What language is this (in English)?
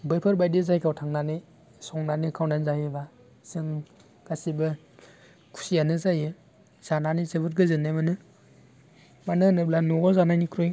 Bodo